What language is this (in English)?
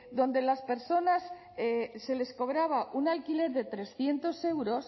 Spanish